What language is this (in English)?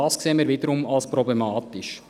Swiss German